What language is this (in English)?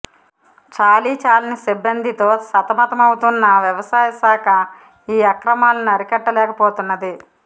Telugu